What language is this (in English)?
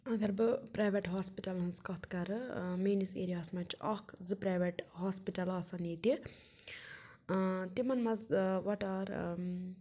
Kashmiri